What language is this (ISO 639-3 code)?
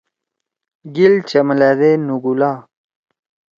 trw